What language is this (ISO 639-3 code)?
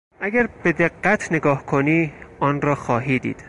fas